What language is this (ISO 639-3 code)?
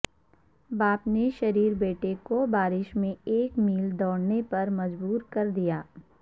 urd